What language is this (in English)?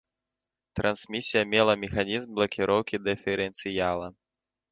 Belarusian